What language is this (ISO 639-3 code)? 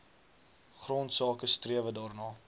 afr